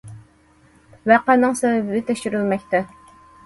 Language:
Uyghur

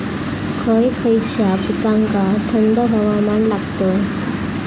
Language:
Marathi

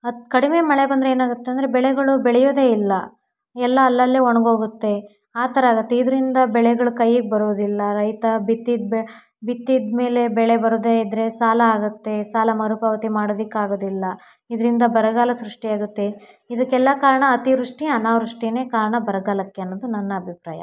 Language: Kannada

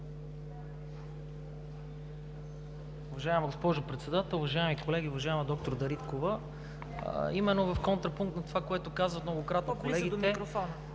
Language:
Bulgarian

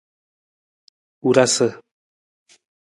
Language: Nawdm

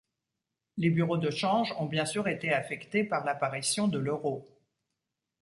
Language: French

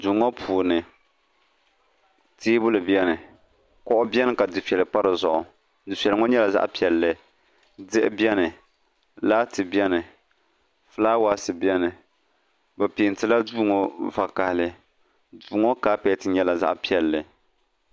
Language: Dagbani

